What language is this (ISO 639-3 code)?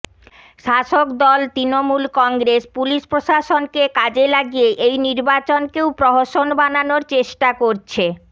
ben